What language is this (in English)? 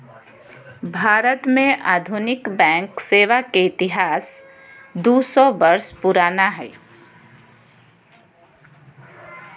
Magahi